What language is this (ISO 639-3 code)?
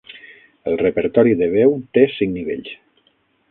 cat